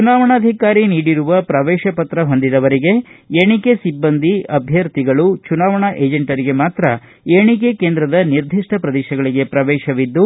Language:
Kannada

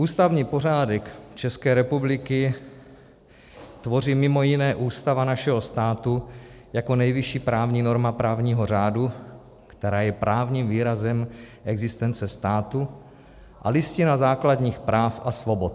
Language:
Czech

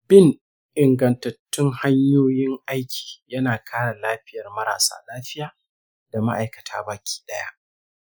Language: Hausa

